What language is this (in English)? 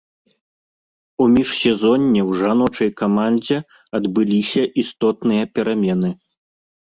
Belarusian